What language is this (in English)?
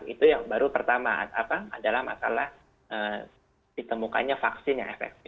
Indonesian